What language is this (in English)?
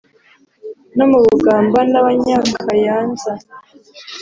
Kinyarwanda